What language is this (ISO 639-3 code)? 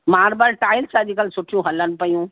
snd